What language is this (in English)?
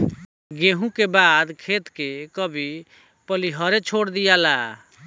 Bhojpuri